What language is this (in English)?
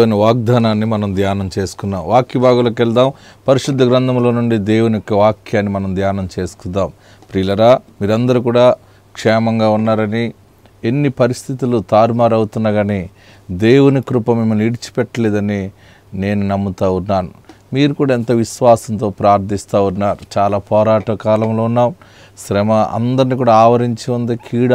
Turkish